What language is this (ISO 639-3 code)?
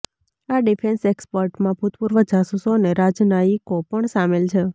guj